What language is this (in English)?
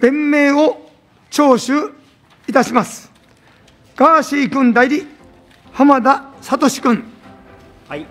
Japanese